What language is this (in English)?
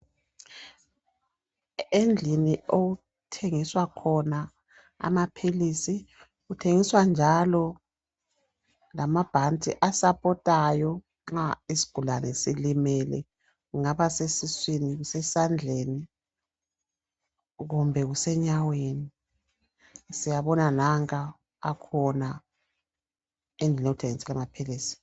North Ndebele